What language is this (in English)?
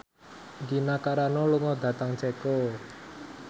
Javanese